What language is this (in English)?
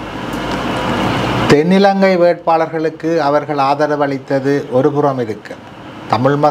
Tamil